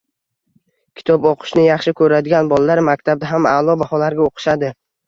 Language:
Uzbek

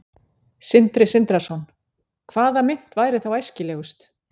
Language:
Icelandic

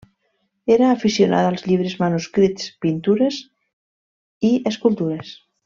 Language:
Catalan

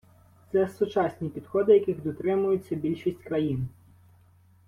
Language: Ukrainian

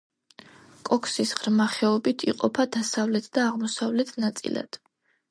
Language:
Georgian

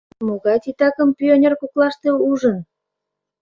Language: Mari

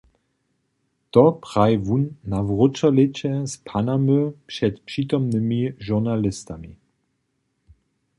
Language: Upper Sorbian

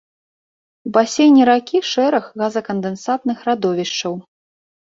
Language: Belarusian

